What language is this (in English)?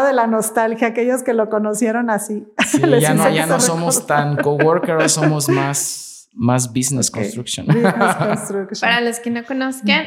Spanish